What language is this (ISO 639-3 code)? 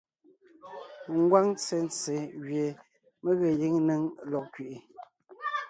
nnh